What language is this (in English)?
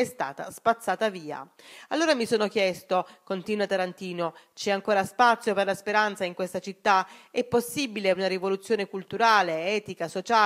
Italian